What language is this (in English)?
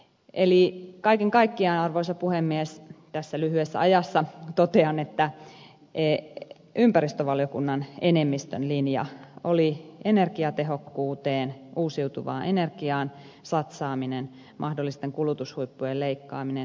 Finnish